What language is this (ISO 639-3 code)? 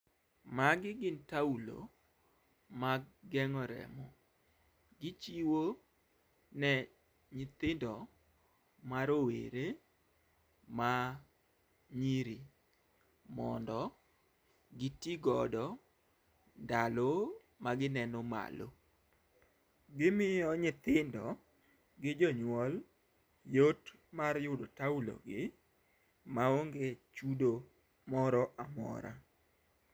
luo